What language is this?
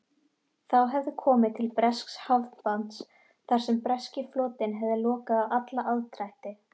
Icelandic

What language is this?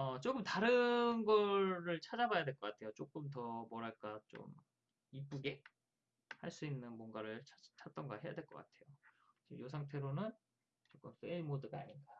Korean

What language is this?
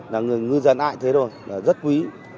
Vietnamese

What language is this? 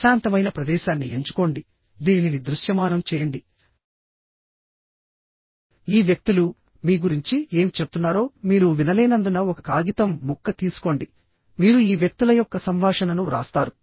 Telugu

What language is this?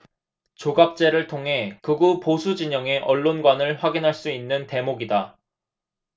Korean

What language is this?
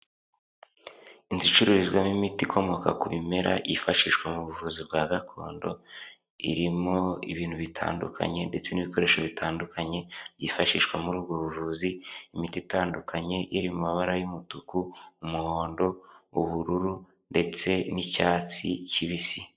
Kinyarwanda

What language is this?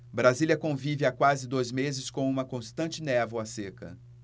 Portuguese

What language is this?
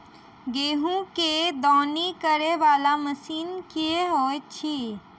Maithili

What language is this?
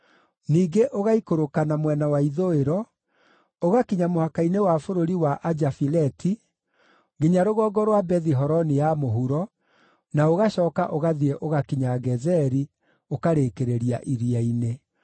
Kikuyu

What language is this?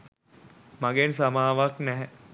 Sinhala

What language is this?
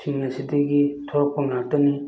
Manipuri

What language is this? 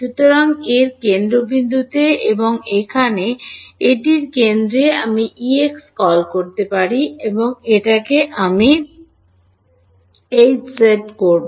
Bangla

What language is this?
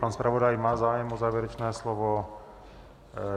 Czech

